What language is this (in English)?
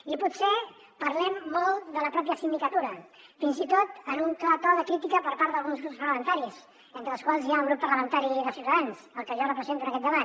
Catalan